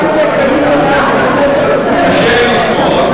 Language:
Hebrew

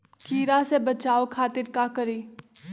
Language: Magahi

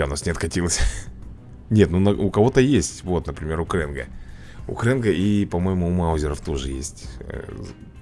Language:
Russian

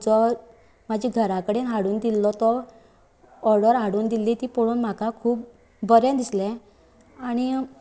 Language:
Konkani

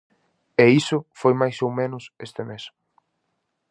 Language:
Galician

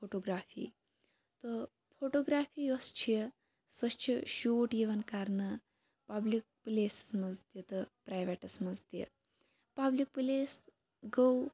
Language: Kashmiri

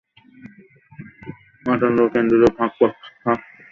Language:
Bangla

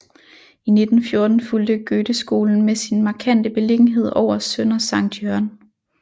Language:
Danish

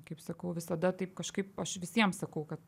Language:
Lithuanian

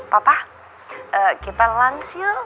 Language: Indonesian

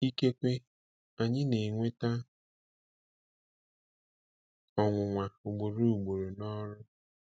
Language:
Igbo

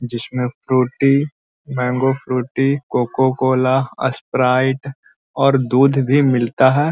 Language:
Magahi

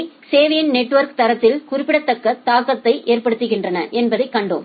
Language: Tamil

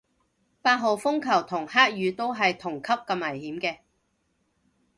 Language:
Cantonese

